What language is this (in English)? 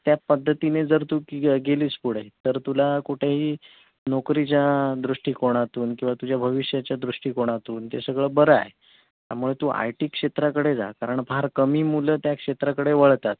Marathi